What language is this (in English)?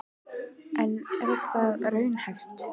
Icelandic